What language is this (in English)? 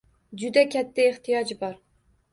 Uzbek